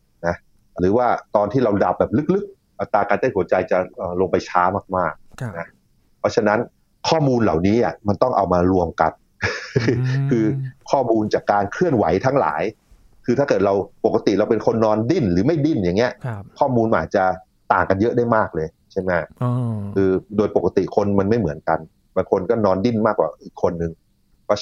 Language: Thai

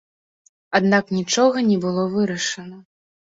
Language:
Belarusian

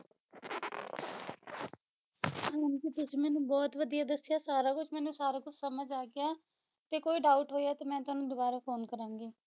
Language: Punjabi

